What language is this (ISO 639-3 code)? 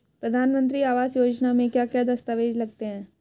hin